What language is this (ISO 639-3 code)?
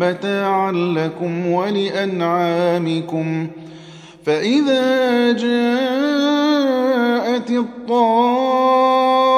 ara